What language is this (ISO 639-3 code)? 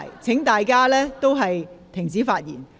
yue